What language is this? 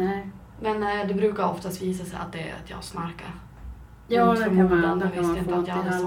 Swedish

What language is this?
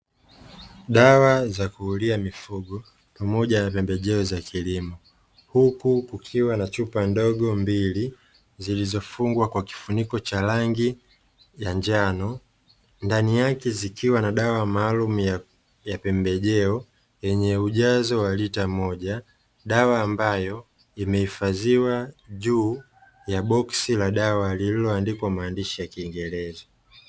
Swahili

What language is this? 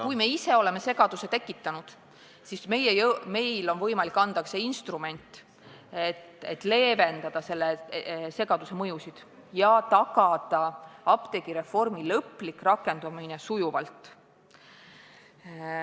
Estonian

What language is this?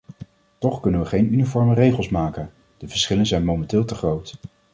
Dutch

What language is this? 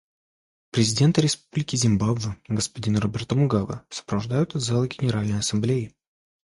Russian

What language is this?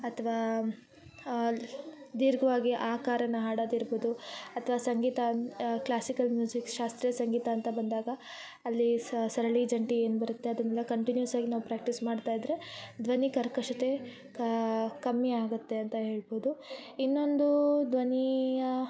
Kannada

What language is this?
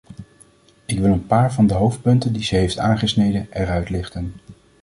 Dutch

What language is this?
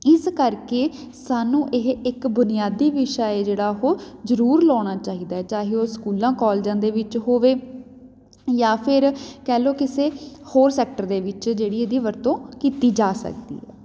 Punjabi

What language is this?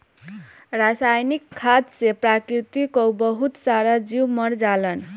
Bhojpuri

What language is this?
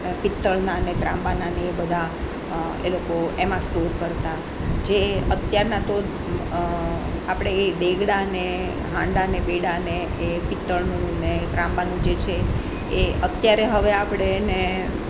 Gujarati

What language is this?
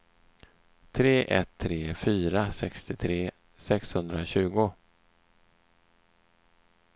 Swedish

